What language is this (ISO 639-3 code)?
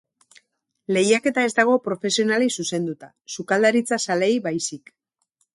eus